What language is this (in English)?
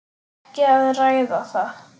Icelandic